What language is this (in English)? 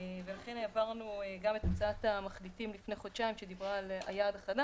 Hebrew